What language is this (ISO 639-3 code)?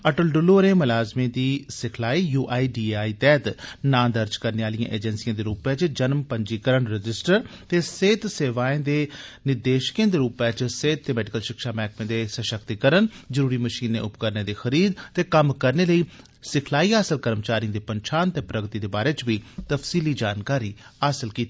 doi